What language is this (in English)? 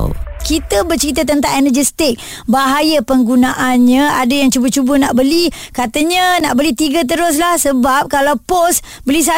Malay